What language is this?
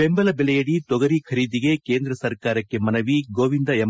Kannada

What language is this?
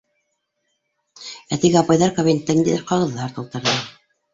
Bashkir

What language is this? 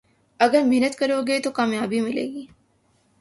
Urdu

